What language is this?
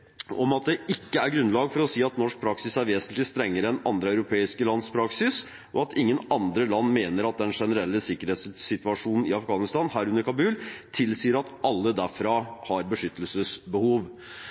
Norwegian Bokmål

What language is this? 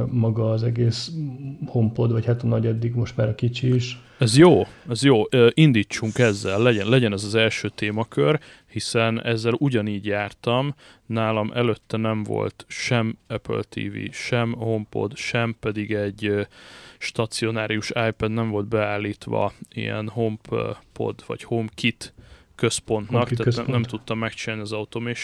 Hungarian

